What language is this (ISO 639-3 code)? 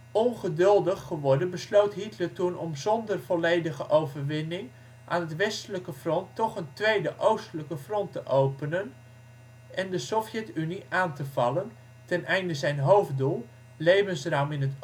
nld